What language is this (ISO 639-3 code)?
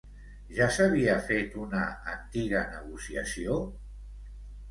cat